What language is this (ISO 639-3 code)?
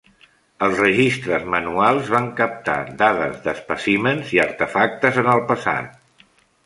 cat